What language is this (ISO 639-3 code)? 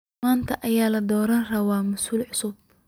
som